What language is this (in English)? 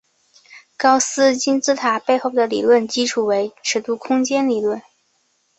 Chinese